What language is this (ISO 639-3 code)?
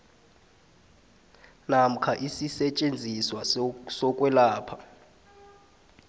nbl